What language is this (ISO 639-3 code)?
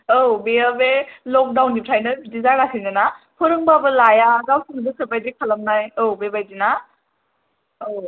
brx